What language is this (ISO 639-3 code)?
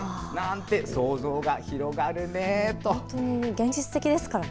jpn